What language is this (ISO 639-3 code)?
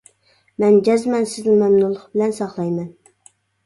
uig